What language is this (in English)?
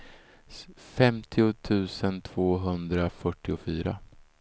Swedish